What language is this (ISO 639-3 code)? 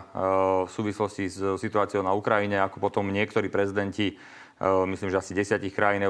slk